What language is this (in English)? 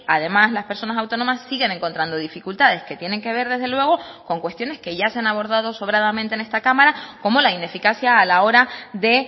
Spanish